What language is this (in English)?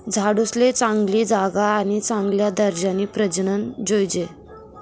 Marathi